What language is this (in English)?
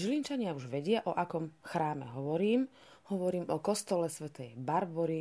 Slovak